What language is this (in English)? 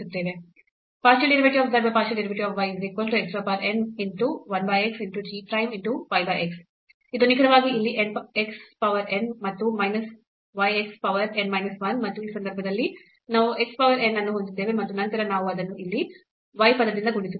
Kannada